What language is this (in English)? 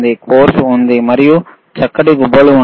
Telugu